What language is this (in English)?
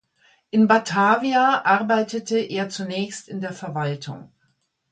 German